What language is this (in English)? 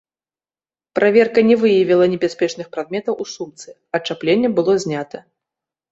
Belarusian